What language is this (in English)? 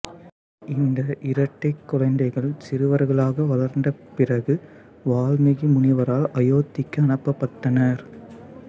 Tamil